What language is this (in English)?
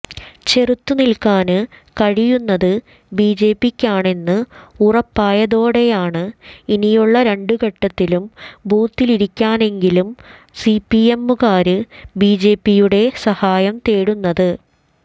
Malayalam